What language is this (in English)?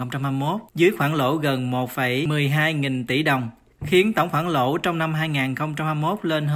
Vietnamese